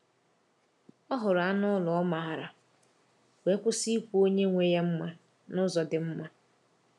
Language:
Igbo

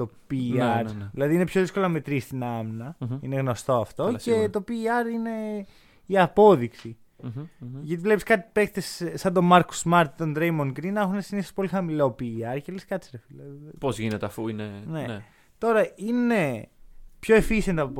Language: Greek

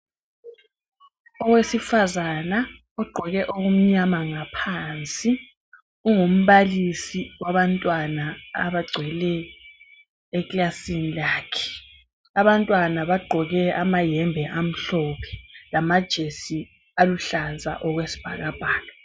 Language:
North Ndebele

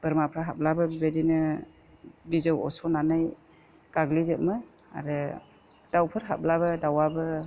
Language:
Bodo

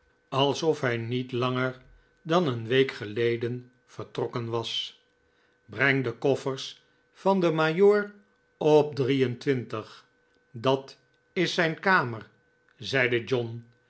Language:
Dutch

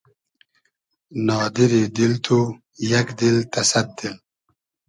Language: Hazaragi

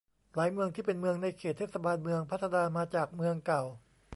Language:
Thai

